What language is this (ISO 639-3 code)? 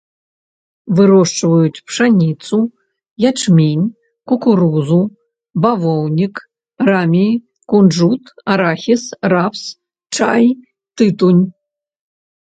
bel